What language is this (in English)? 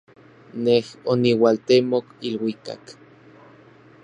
Orizaba Nahuatl